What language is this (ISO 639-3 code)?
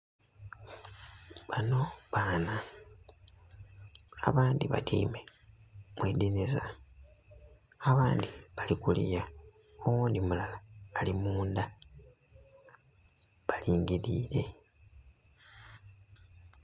xog